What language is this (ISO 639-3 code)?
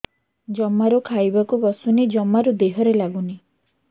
ori